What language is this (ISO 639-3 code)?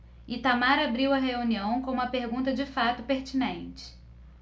por